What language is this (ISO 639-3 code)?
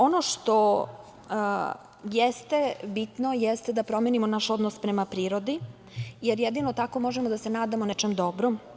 srp